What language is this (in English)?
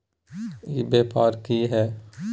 Magahi